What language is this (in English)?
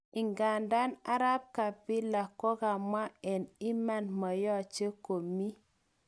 Kalenjin